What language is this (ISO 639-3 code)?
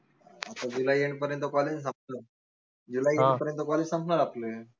mar